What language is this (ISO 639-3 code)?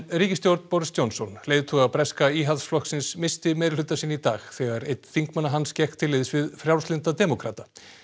isl